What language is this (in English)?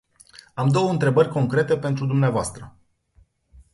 Romanian